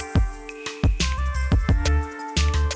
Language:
Indonesian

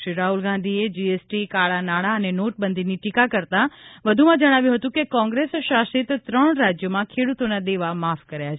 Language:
Gujarati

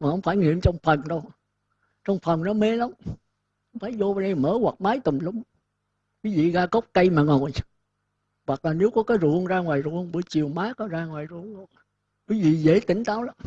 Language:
Vietnamese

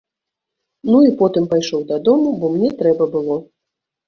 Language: Belarusian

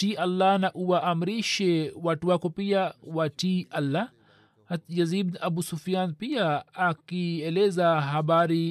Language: Swahili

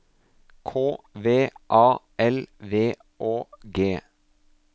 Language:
Norwegian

